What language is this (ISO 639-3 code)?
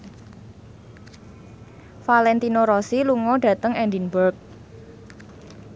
jav